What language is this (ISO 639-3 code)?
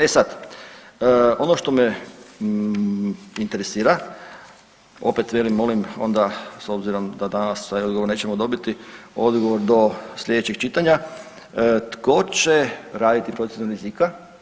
hrv